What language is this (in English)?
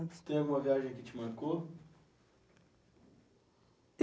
Portuguese